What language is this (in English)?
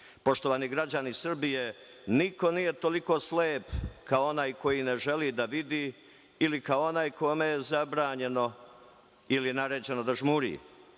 Serbian